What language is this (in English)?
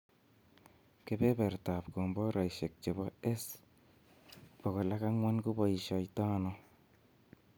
Kalenjin